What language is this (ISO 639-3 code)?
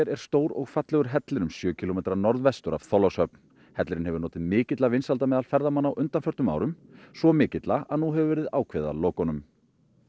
isl